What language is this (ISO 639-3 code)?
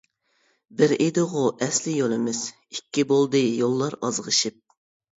uig